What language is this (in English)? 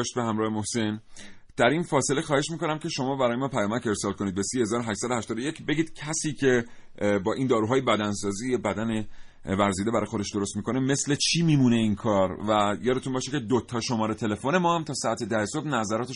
Persian